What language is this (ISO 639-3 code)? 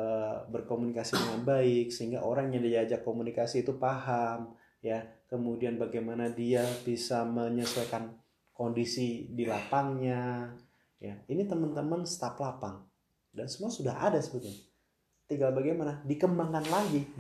ind